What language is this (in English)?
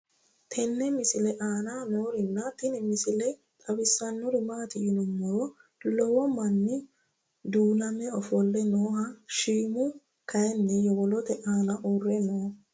Sidamo